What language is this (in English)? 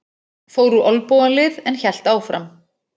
Icelandic